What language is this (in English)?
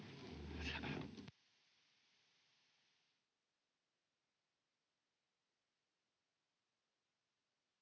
Finnish